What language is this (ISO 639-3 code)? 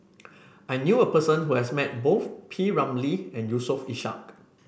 eng